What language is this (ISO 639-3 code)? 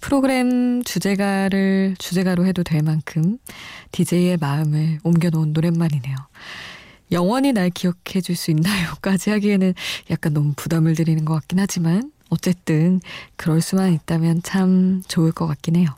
kor